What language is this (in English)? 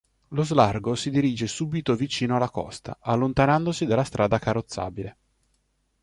Italian